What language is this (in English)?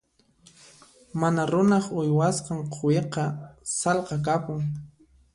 Puno Quechua